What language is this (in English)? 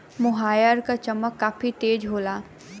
Bhojpuri